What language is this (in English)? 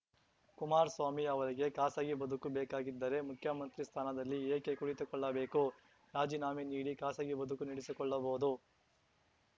Kannada